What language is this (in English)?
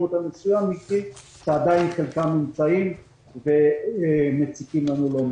Hebrew